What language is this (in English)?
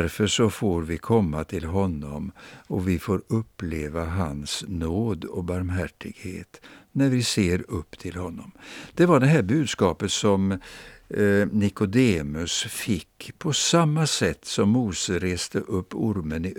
Swedish